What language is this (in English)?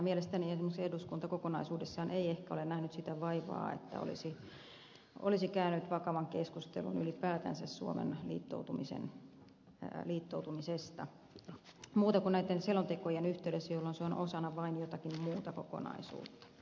Finnish